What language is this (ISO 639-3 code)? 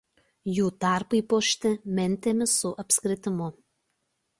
lit